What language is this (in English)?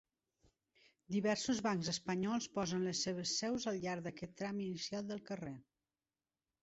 Catalan